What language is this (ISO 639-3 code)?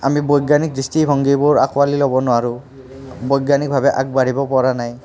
asm